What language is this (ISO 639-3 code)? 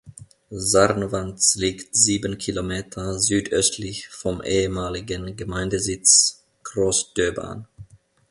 deu